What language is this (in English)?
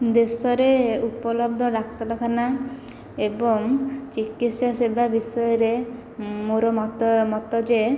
Odia